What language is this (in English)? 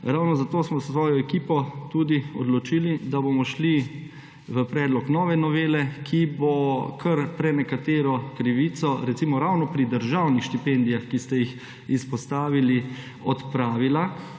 Slovenian